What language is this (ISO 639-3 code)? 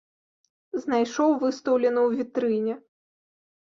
bel